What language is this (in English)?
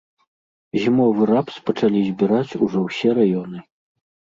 Belarusian